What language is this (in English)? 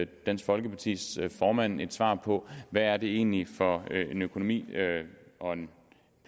Danish